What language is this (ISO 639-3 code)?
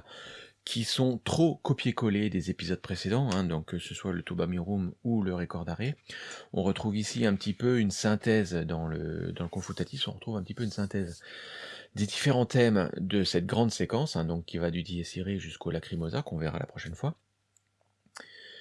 fra